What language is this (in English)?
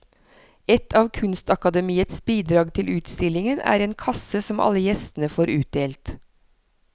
Norwegian